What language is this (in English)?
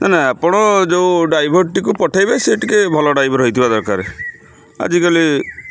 Odia